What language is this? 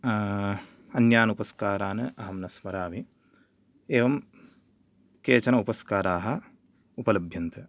Sanskrit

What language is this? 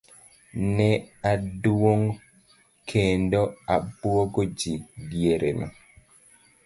Luo (Kenya and Tanzania)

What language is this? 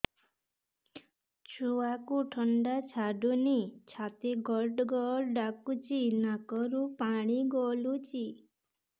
Odia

